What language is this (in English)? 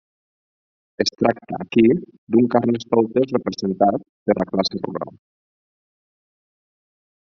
Catalan